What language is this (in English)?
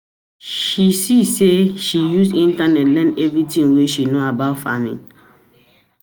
Nigerian Pidgin